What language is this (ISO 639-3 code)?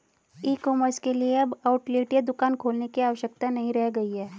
hin